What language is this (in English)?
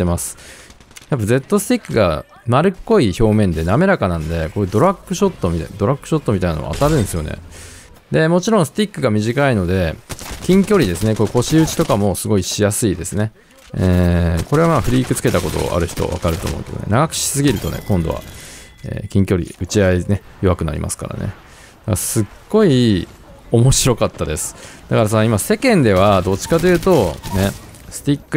Japanese